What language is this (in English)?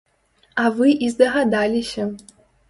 Belarusian